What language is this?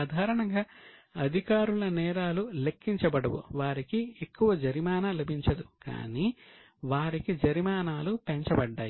Telugu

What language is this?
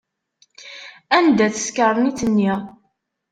Kabyle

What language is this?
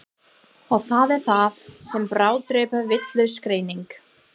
Icelandic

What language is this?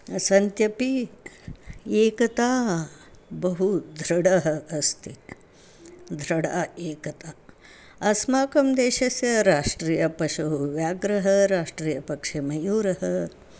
Sanskrit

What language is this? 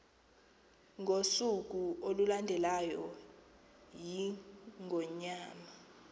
Xhosa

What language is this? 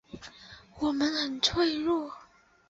Chinese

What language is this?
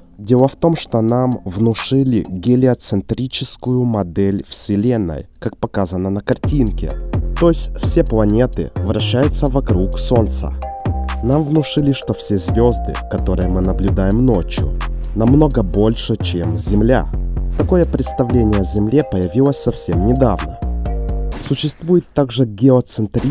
Russian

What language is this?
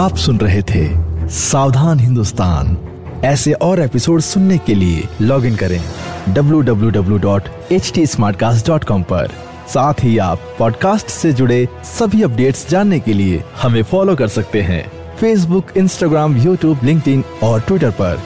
Hindi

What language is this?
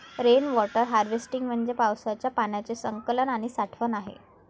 Marathi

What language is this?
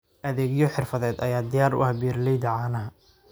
Somali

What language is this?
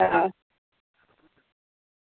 Gujarati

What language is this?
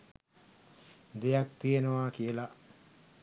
Sinhala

